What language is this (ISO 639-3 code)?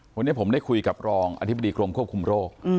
tha